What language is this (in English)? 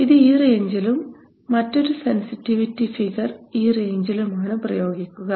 Malayalam